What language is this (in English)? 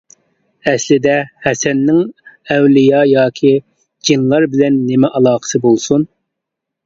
Uyghur